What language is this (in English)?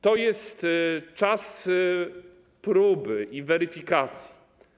Polish